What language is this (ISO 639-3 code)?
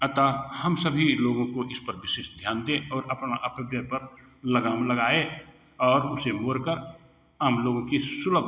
hin